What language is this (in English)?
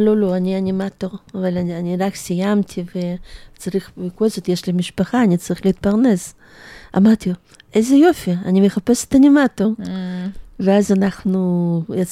Hebrew